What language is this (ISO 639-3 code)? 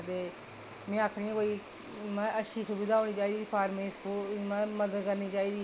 doi